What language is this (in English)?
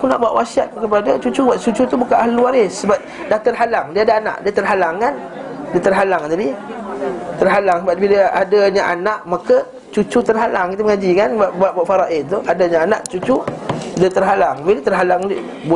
Malay